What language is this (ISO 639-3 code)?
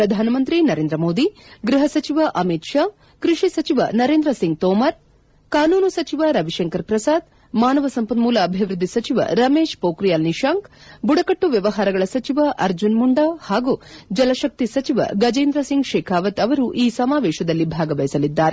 kan